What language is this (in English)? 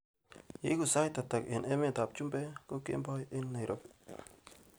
Kalenjin